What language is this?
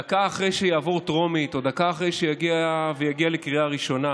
Hebrew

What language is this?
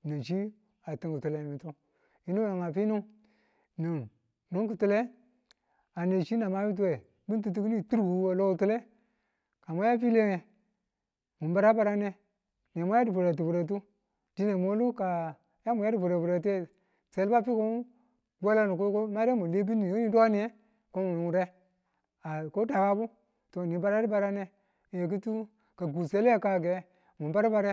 Tula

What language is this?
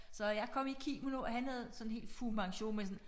Danish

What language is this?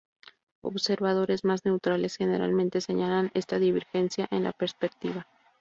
Spanish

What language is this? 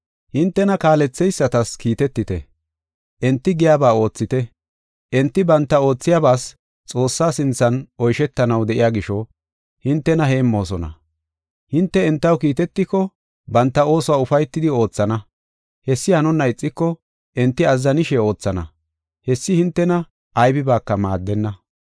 Gofa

